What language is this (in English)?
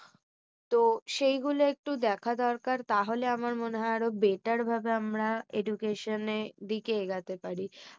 Bangla